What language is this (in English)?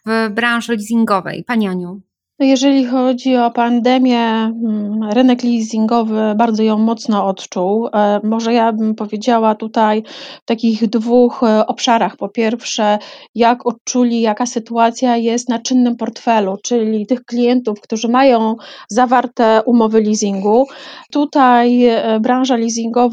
Polish